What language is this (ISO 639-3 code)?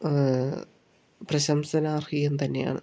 mal